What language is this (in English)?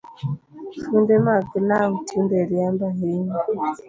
Luo (Kenya and Tanzania)